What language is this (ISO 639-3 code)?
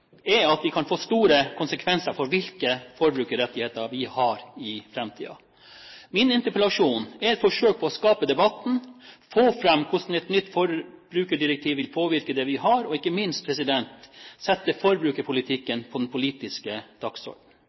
nob